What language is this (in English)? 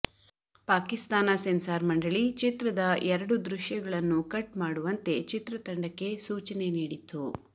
Kannada